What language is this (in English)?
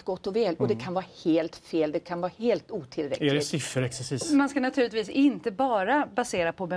Swedish